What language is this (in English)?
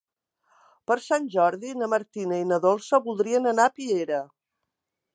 Catalan